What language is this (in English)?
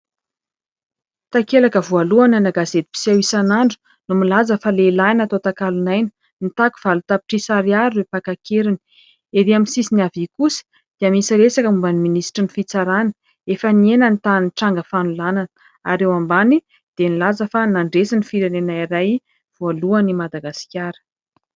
Malagasy